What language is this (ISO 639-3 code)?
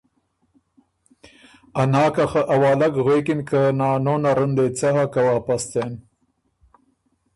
oru